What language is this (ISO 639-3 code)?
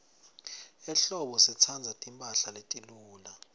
ssw